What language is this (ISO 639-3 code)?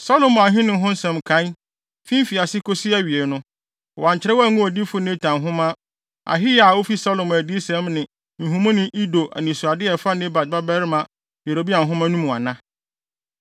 aka